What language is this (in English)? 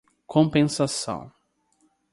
Portuguese